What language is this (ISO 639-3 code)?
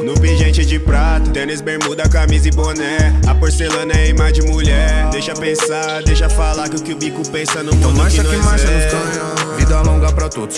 por